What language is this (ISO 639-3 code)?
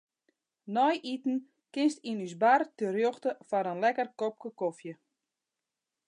fry